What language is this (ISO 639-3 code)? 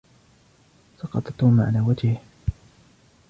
ara